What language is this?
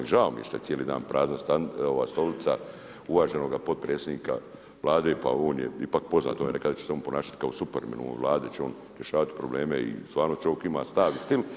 Croatian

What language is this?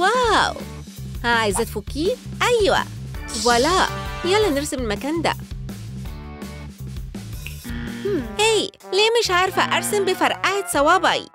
Arabic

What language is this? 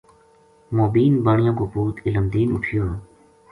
Gujari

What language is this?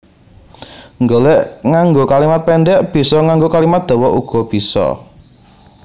Javanese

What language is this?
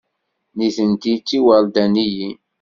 Kabyle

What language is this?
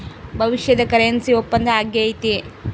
Kannada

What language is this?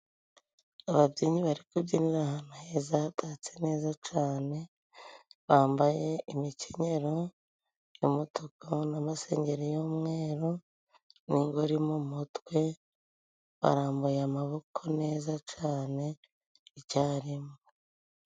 Kinyarwanda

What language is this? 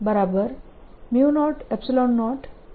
Gujarati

